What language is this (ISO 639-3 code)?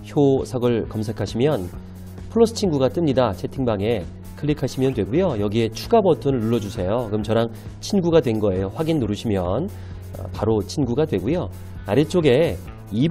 kor